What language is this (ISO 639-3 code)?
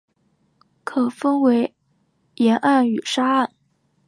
zho